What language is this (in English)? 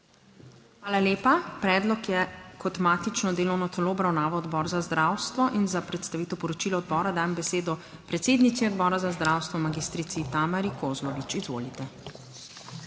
Slovenian